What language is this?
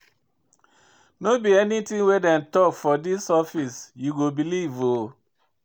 Nigerian Pidgin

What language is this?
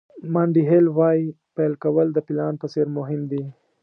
Pashto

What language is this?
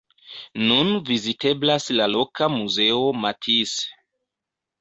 Esperanto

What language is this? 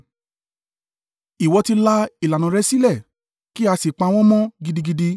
Yoruba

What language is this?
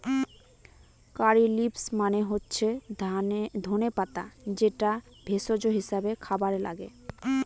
Bangla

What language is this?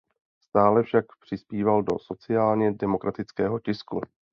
Czech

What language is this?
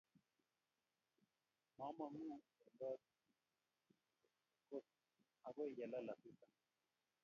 Kalenjin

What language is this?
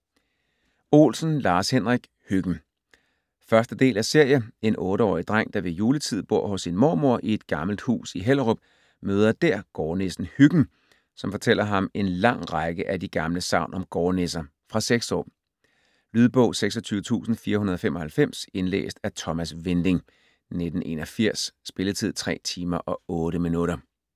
Danish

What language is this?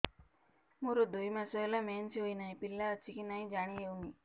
Odia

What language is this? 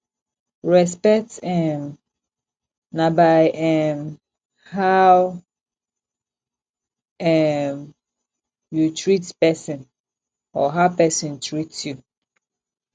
Nigerian Pidgin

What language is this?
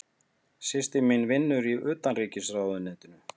Icelandic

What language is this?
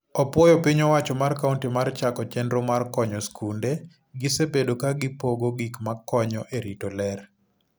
Luo (Kenya and Tanzania)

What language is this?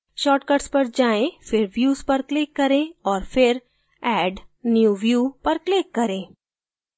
Hindi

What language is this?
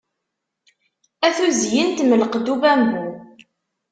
Kabyle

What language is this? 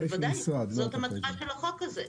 Hebrew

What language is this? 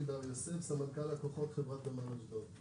Hebrew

